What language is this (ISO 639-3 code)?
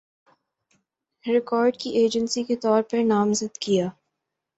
urd